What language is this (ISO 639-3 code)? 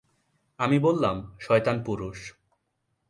ben